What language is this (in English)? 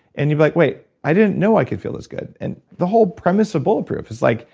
English